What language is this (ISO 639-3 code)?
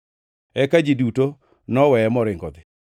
luo